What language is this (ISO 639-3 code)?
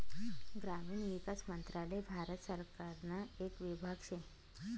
mar